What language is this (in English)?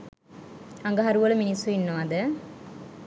Sinhala